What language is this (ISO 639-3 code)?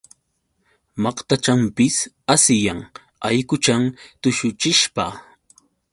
qux